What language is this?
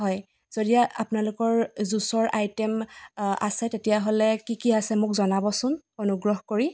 Assamese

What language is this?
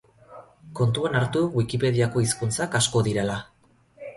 Basque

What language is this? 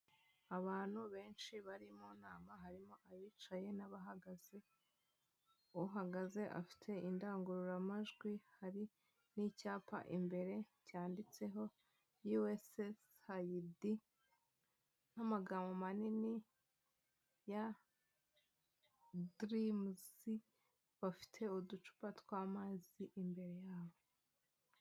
Kinyarwanda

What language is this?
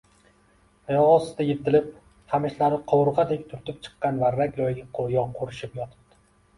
Uzbek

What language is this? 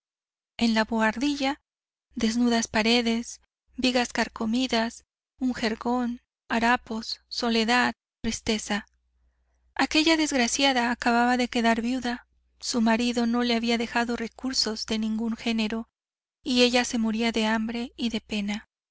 Spanish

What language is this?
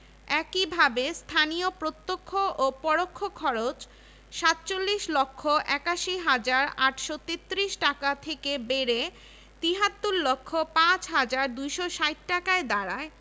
Bangla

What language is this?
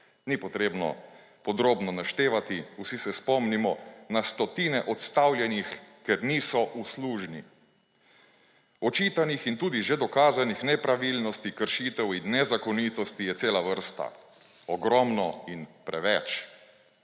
Slovenian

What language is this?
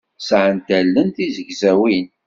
Kabyle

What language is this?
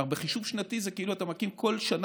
Hebrew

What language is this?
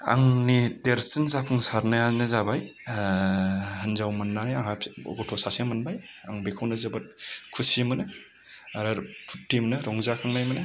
Bodo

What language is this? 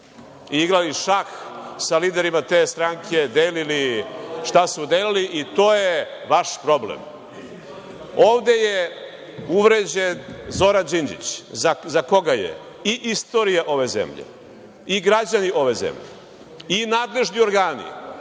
Serbian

